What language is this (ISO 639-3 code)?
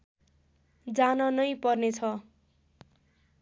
nep